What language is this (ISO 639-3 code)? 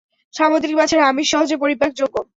ben